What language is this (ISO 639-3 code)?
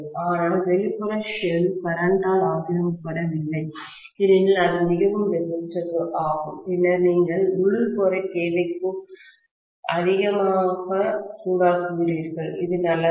tam